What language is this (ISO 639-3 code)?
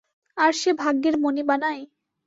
ben